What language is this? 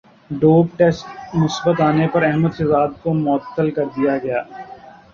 Urdu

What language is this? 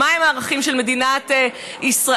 Hebrew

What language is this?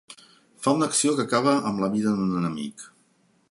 Catalan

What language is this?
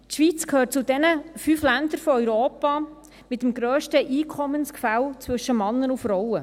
Swiss German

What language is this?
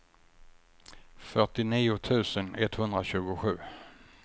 Swedish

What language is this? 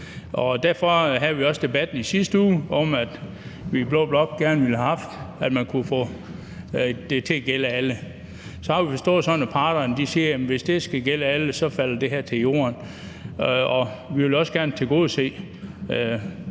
Danish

